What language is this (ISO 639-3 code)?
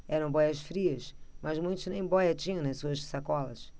por